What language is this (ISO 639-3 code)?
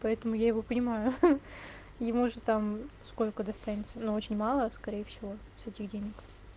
rus